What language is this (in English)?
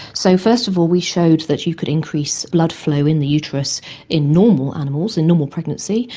English